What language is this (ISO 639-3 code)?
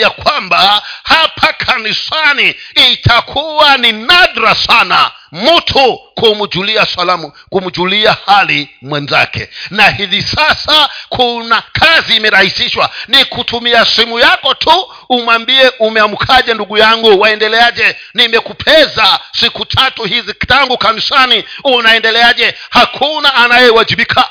swa